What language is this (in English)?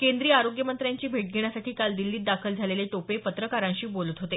Marathi